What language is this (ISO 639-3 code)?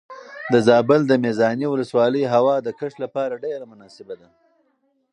pus